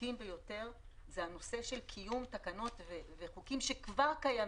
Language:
Hebrew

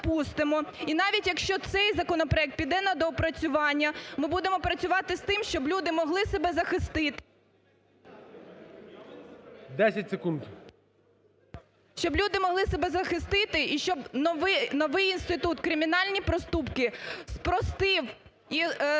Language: Ukrainian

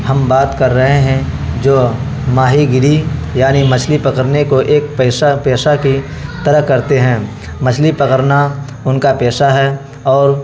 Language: Urdu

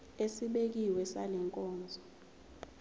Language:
Zulu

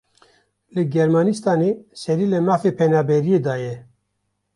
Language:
Kurdish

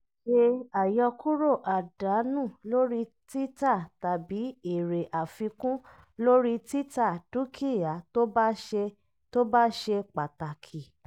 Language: Yoruba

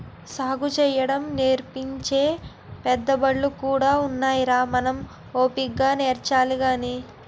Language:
Telugu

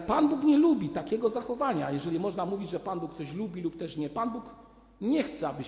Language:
Polish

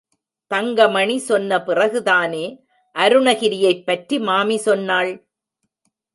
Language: Tamil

